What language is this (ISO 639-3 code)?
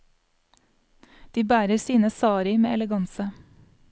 nor